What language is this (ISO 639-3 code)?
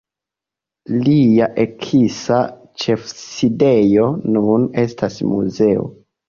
epo